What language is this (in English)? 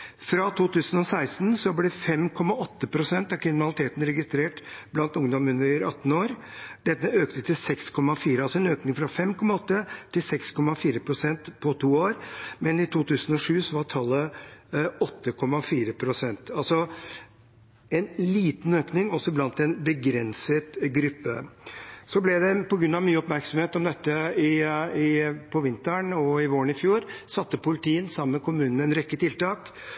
Norwegian Bokmål